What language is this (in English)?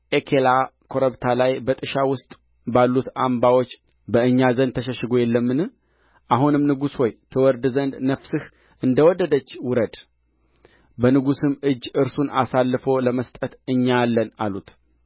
Amharic